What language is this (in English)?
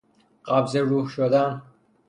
Persian